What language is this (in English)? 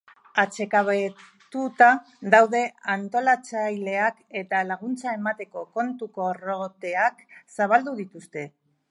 Basque